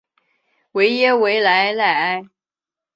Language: Chinese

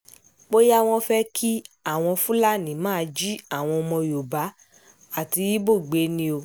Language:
Yoruba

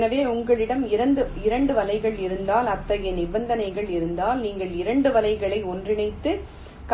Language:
Tamil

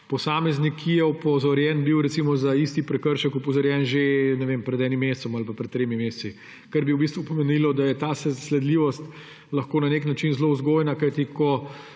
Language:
Slovenian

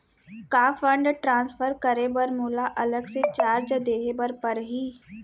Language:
Chhattisgarhi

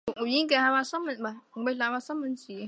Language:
Chinese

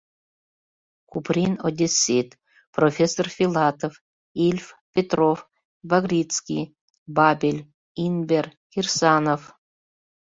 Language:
Mari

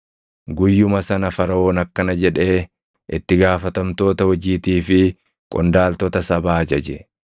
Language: Oromo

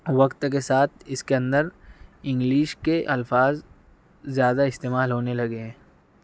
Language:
Urdu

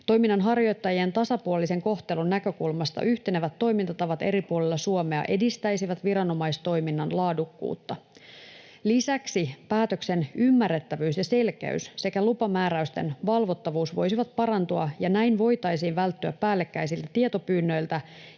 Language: Finnish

